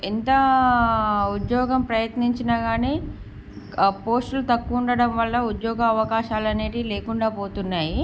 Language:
Telugu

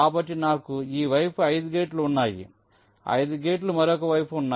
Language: Telugu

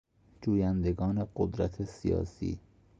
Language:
Persian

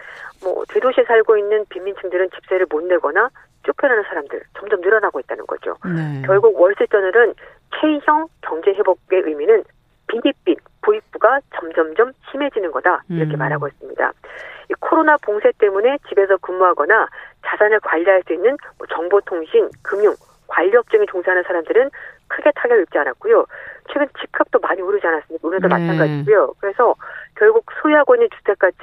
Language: Korean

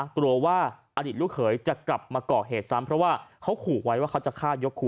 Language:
Thai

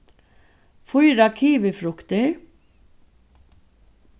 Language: Faroese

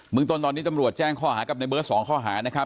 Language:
Thai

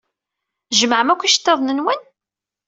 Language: Kabyle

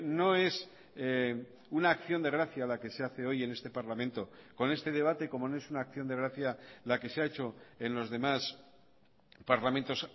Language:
Spanish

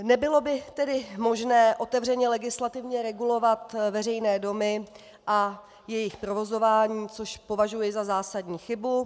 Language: Czech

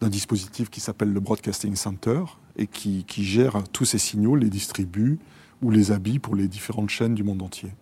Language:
French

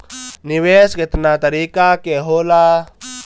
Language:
Bhojpuri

